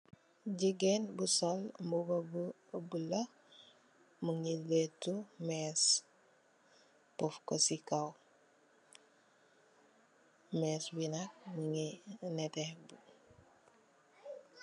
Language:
Wolof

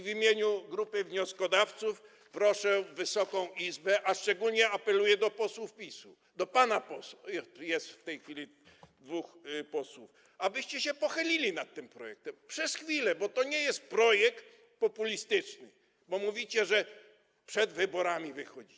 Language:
Polish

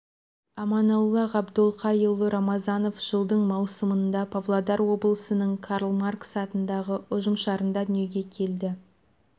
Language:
Kazakh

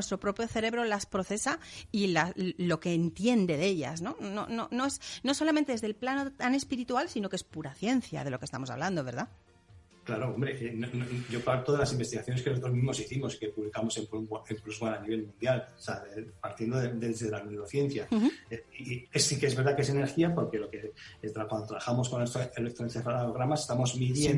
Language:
Spanish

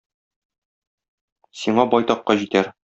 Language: Tatar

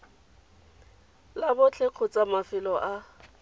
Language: Tswana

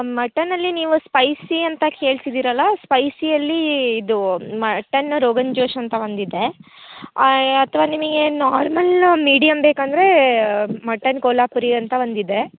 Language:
Kannada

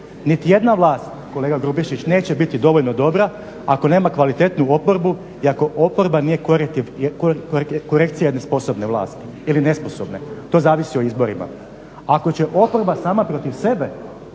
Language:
Croatian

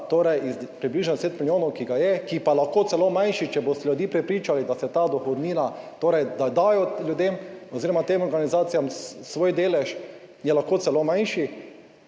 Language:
Slovenian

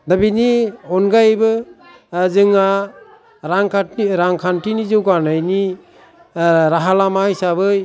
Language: Bodo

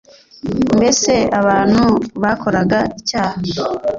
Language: Kinyarwanda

